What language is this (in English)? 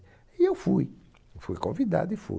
Portuguese